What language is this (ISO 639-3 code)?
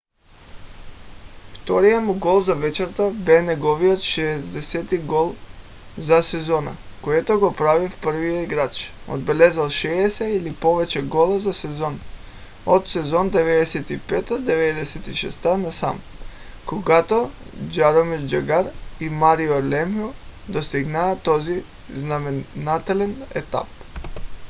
bul